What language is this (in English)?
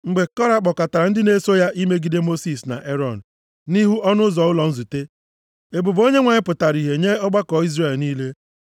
Igbo